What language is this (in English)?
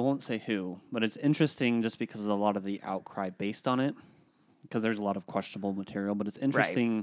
English